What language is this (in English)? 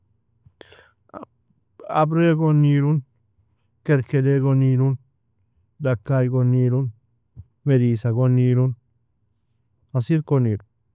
Nobiin